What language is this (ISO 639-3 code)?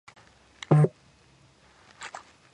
kat